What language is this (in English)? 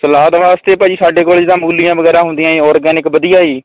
Punjabi